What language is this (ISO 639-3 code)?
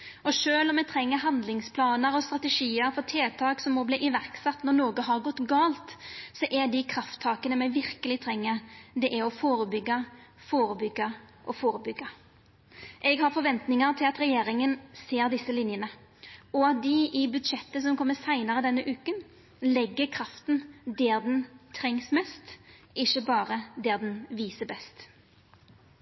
nno